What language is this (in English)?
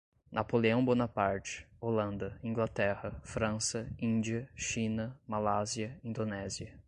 Portuguese